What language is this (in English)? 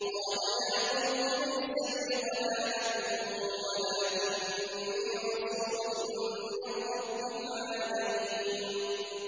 Arabic